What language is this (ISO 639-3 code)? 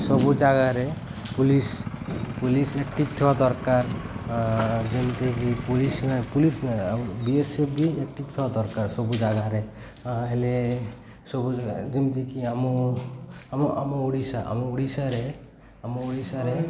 ori